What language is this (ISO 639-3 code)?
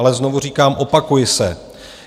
ces